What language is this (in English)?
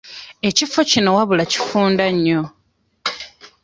Ganda